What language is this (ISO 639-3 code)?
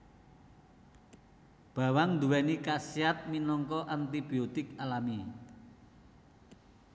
jav